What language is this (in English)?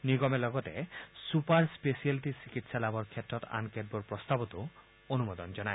Assamese